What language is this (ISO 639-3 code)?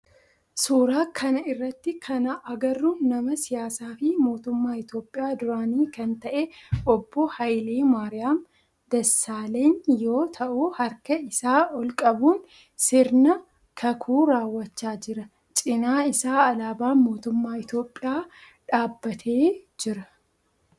orm